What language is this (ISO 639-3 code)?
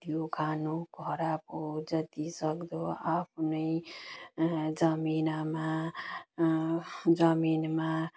nep